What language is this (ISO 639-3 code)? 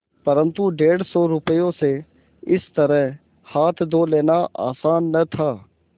hin